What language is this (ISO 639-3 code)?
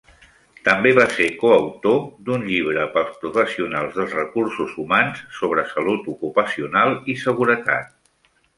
cat